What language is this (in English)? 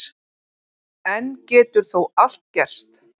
Icelandic